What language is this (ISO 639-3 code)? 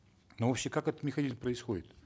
kaz